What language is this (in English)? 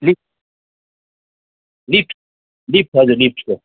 Nepali